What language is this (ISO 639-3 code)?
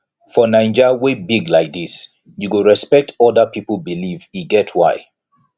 pcm